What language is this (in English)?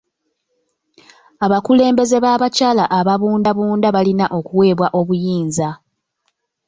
Ganda